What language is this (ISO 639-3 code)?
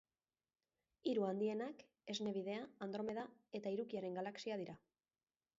eus